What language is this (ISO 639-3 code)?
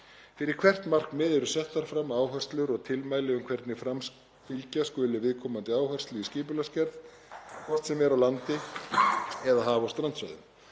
isl